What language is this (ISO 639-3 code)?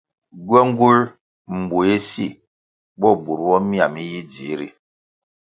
nmg